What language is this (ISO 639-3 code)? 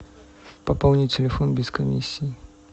rus